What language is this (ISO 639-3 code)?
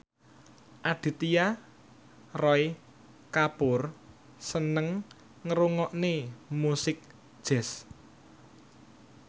jav